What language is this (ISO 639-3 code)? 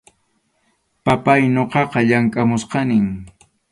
qxu